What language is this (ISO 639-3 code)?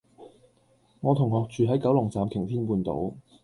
yue